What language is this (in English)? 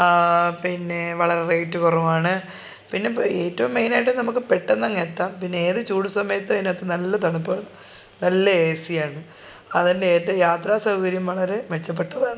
Malayalam